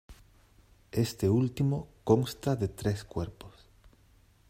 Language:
Spanish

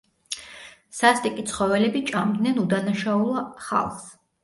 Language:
Georgian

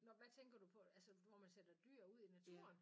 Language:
Danish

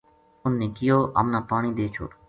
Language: Gujari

